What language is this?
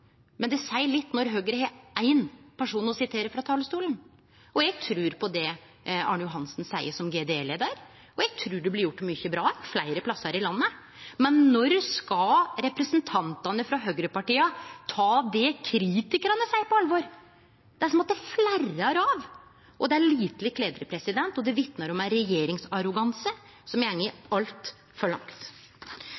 Norwegian Nynorsk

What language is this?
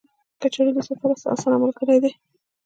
Pashto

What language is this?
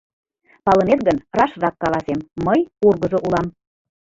Mari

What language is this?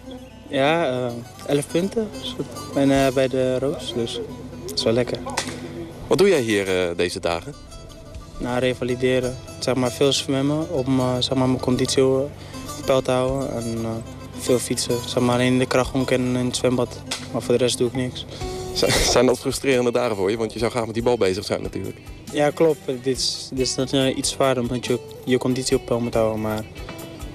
Dutch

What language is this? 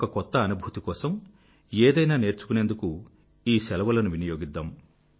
Telugu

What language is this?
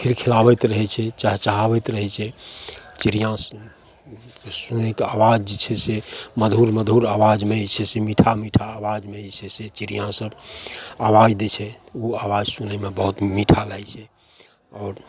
Maithili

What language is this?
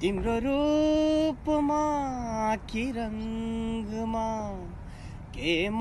Hindi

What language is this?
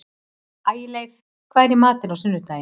Icelandic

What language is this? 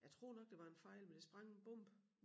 Danish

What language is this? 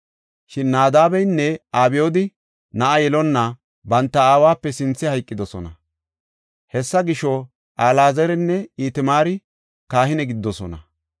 Gofa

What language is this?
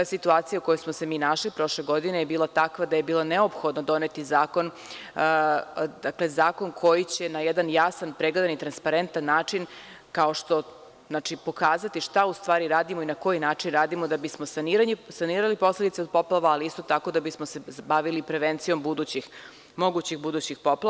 Serbian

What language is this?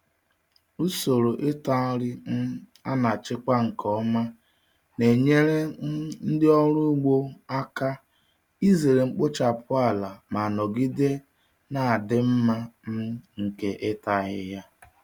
Igbo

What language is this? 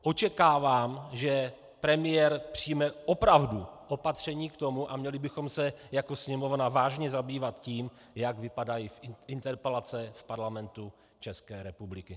Czech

